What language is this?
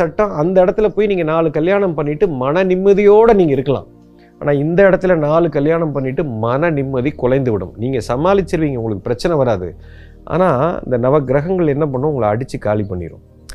Tamil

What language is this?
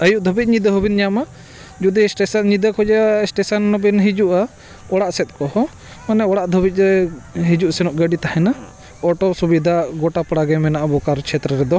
Santali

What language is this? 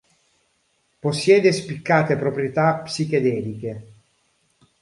Italian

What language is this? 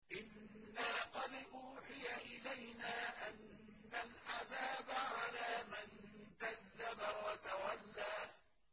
Arabic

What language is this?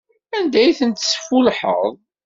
Kabyle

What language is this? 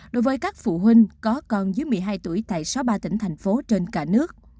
Vietnamese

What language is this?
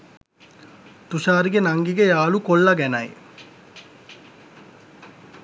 Sinhala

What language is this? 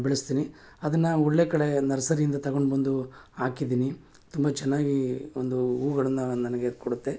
Kannada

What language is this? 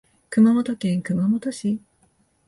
Japanese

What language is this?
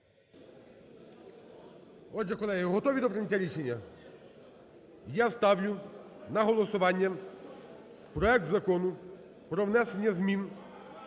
Ukrainian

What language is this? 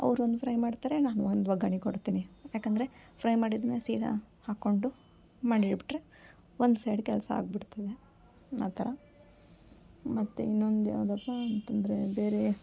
Kannada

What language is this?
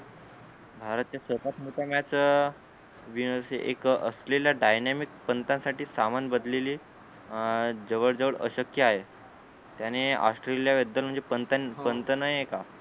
Marathi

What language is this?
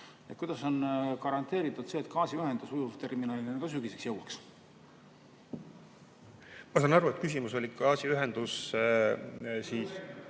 Estonian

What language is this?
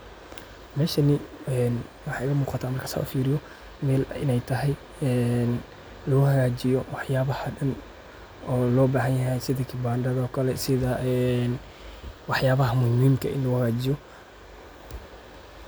Somali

